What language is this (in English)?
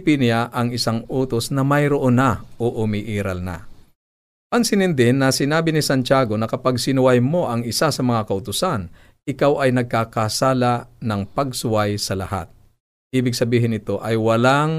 Filipino